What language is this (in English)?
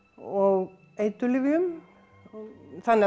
Icelandic